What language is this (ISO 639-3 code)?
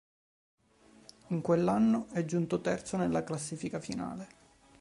ita